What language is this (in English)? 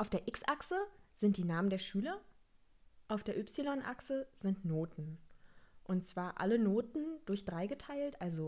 German